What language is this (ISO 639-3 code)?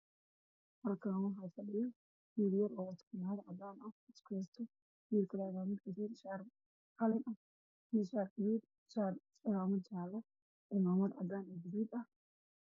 som